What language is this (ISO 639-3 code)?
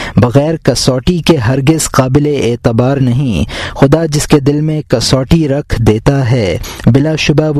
urd